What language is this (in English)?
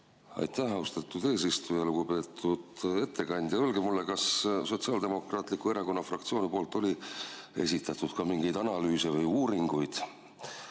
Estonian